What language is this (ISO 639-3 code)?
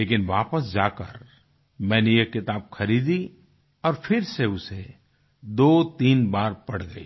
hin